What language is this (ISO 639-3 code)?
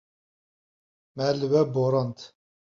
kur